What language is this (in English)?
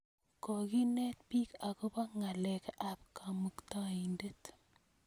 Kalenjin